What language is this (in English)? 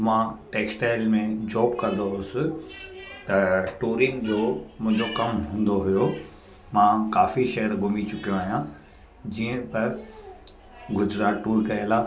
Sindhi